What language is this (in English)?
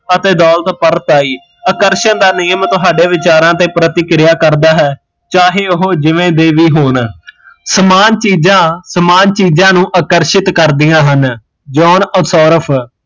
Punjabi